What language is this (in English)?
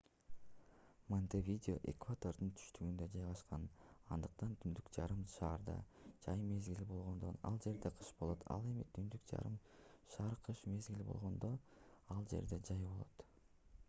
Kyrgyz